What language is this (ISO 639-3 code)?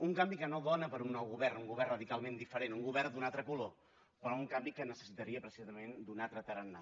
cat